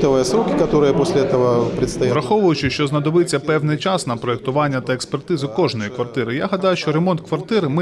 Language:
Ukrainian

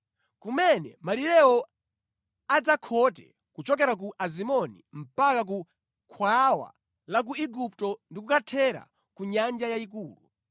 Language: Nyanja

